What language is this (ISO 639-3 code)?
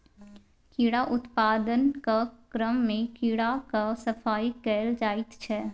mai